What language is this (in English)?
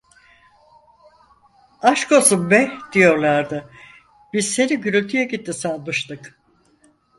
Turkish